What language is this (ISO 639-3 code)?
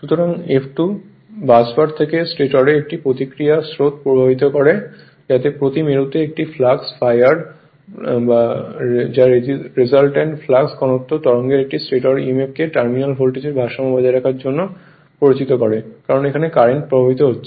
ben